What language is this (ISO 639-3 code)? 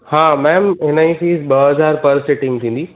snd